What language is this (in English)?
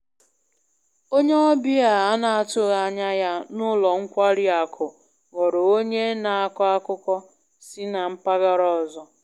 Igbo